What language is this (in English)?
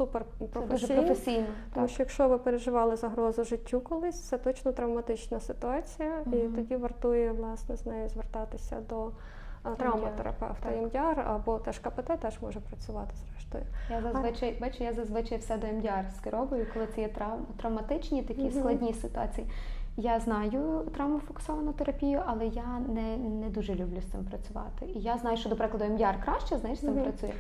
Ukrainian